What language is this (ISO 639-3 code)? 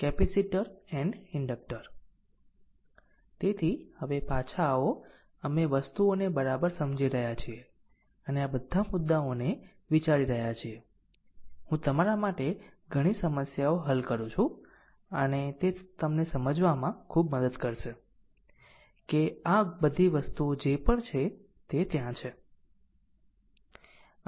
guj